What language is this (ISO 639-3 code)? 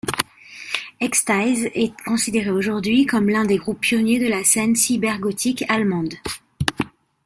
fra